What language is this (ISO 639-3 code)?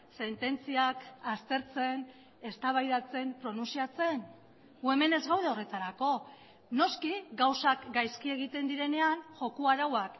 eus